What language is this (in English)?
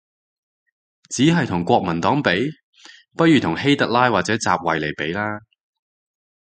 Cantonese